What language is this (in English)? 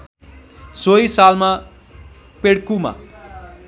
Nepali